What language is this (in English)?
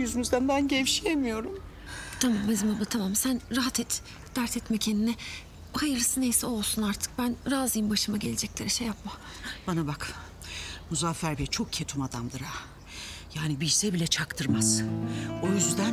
Turkish